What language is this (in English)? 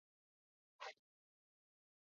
Igbo